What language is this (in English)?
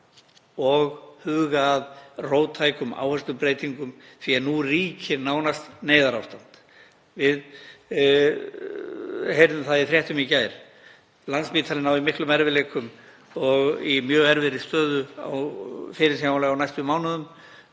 Icelandic